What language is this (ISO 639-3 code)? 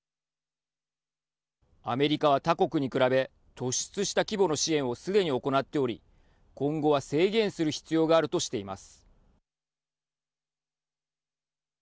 jpn